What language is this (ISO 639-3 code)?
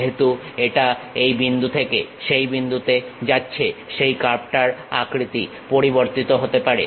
ben